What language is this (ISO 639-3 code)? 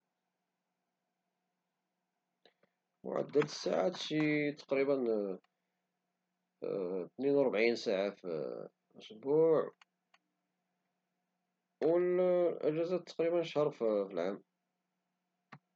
ary